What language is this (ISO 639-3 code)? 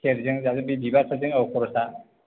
brx